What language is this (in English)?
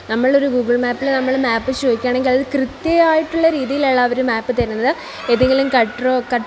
Malayalam